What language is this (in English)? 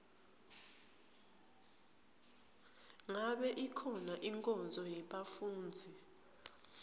Swati